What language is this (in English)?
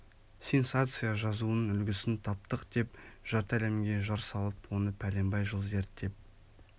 Kazakh